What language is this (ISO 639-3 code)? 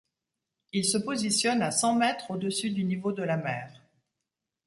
fra